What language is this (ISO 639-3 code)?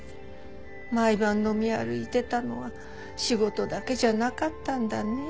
jpn